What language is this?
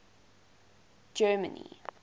English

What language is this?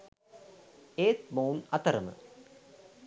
Sinhala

